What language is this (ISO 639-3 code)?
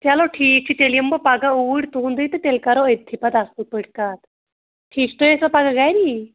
kas